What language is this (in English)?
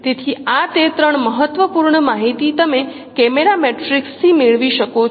Gujarati